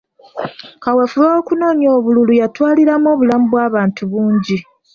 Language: Ganda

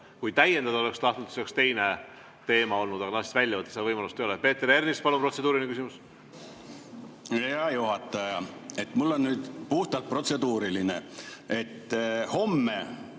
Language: Estonian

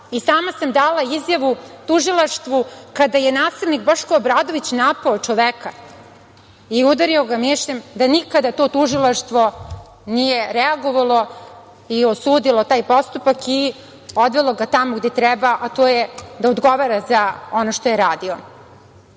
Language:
Serbian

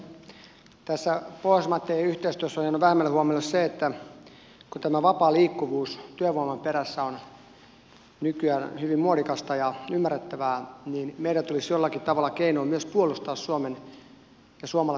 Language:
Finnish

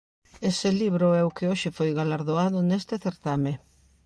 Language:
Galician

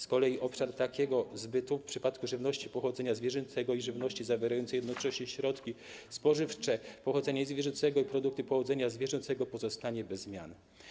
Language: Polish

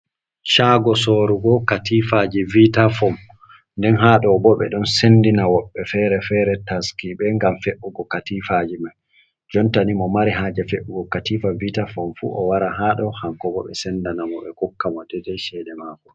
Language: Fula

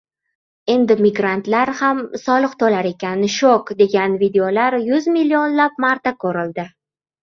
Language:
Uzbek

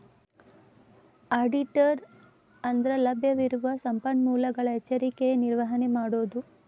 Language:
Kannada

